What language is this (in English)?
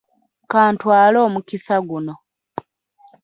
Ganda